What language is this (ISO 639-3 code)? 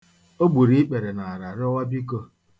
ibo